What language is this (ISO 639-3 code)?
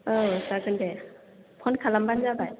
brx